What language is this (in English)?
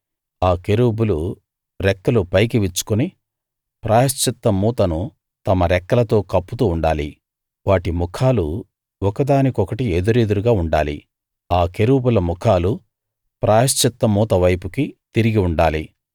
Telugu